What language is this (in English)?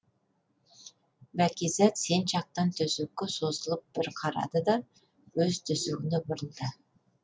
Kazakh